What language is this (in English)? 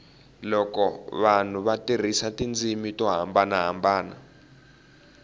Tsonga